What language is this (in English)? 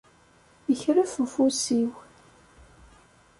Kabyle